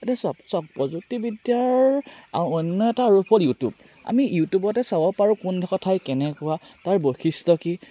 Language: Assamese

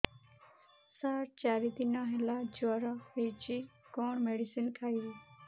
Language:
Odia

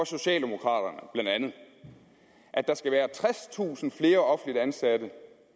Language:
Danish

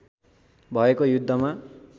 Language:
Nepali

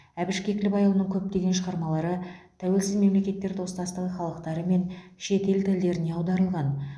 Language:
Kazakh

